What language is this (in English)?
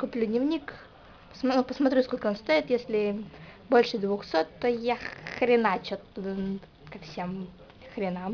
Russian